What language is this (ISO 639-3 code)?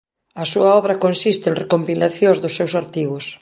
glg